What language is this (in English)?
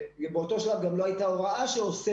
Hebrew